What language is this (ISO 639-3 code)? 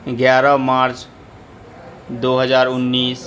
urd